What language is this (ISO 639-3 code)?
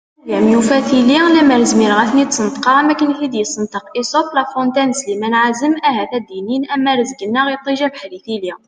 kab